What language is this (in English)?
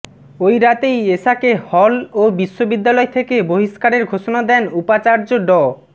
Bangla